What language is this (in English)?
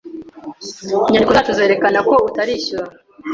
Kinyarwanda